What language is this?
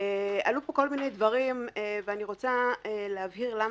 Hebrew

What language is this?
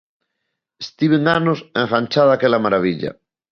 Galician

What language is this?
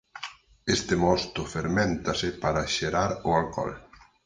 Galician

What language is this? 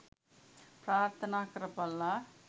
Sinhala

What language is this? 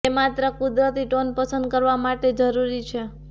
Gujarati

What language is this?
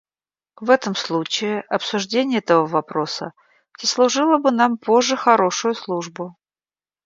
Russian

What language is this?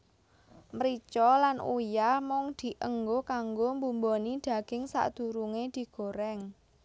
Javanese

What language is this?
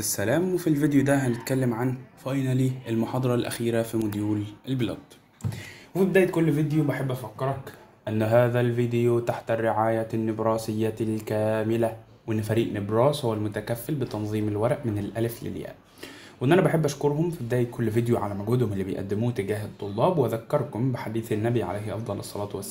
Arabic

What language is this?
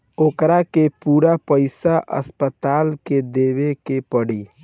Bhojpuri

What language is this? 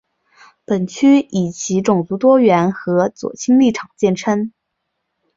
Chinese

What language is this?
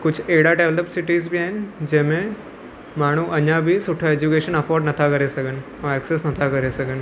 Sindhi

